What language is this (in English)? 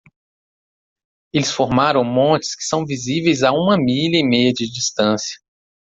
Portuguese